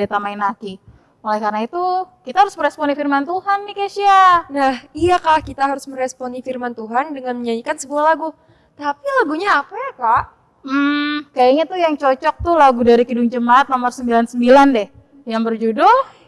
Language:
Indonesian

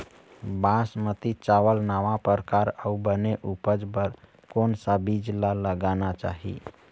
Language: Chhattisgarhi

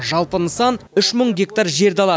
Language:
Kazakh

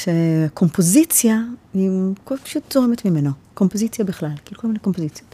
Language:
Hebrew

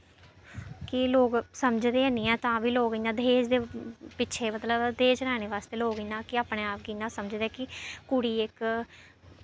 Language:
Dogri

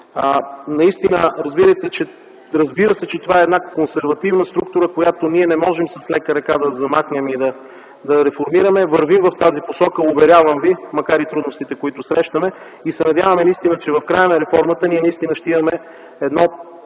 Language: Bulgarian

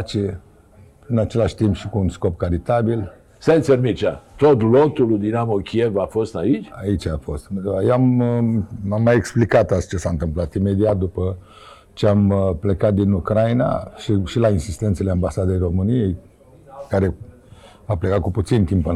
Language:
Romanian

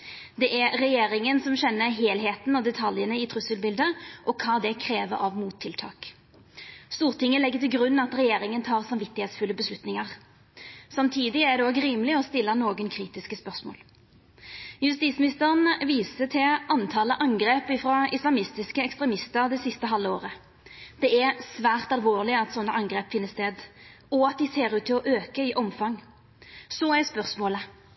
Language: Norwegian Nynorsk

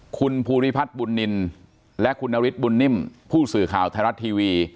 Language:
Thai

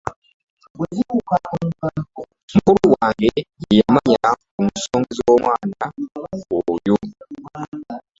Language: Ganda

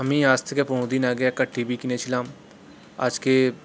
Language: Bangla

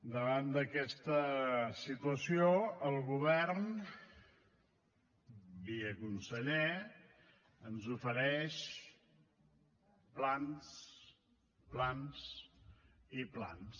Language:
Catalan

